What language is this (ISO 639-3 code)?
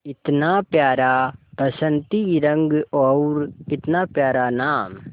hin